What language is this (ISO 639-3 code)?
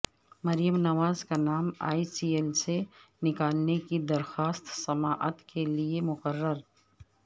urd